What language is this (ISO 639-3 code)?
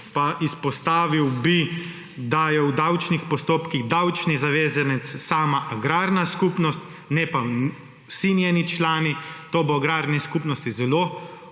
slv